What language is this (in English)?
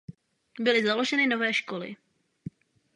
Czech